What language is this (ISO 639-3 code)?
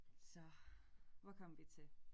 dan